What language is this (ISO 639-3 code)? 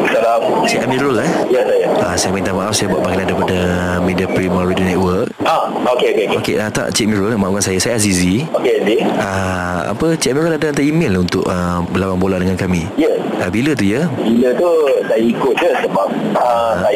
msa